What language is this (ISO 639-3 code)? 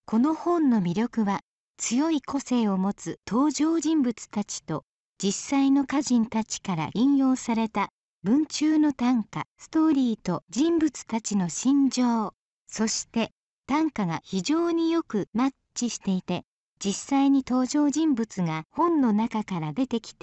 jpn